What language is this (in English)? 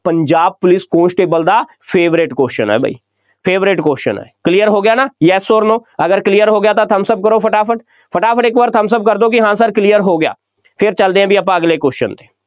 Punjabi